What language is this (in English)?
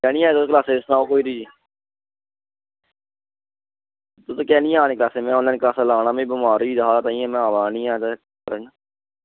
Dogri